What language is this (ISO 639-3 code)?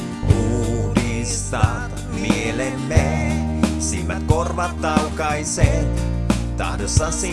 fin